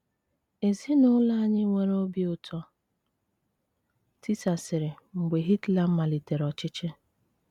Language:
Igbo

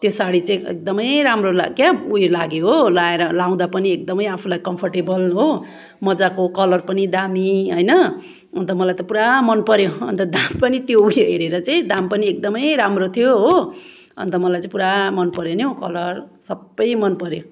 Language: Nepali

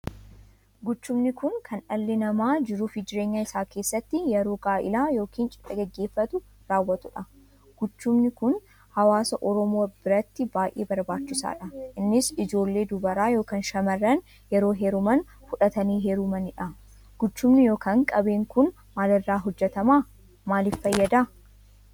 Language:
Oromo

